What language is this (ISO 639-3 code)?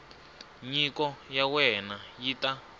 tso